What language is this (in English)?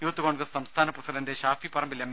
Malayalam